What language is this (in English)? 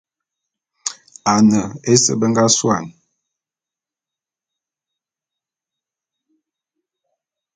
Bulu